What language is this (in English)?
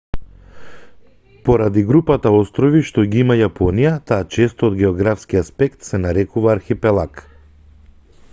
Macedonian